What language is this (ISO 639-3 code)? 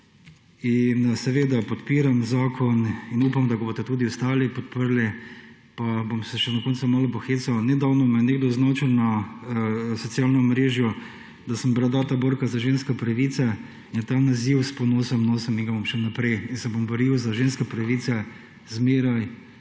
slv